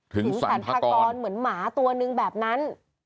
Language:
Thai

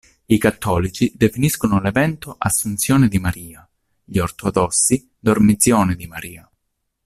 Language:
Italian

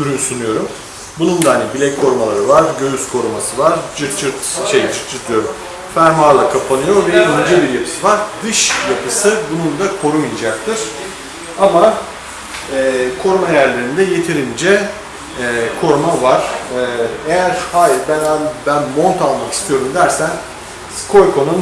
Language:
Turkish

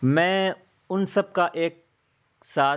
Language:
Urdu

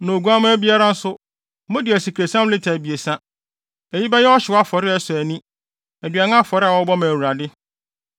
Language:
Akan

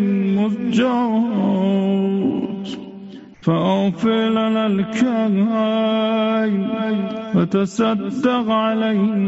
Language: Persian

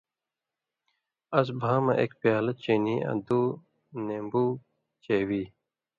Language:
Indus Kohistani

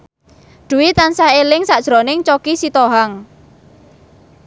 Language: Javanese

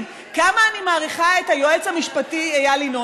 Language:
Hebrew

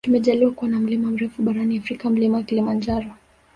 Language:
Swahili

